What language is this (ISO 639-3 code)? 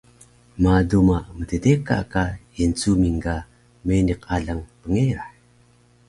trv